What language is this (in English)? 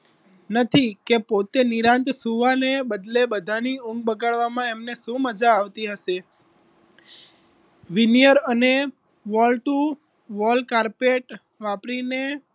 Gujarati